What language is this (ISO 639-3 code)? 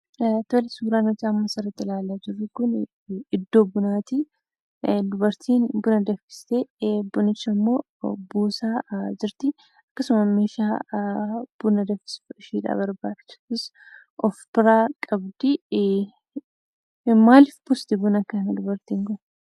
orm